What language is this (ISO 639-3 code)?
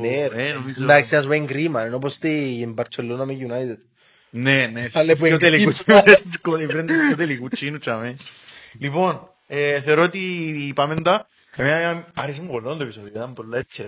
ell